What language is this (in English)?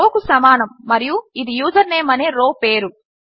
Telugu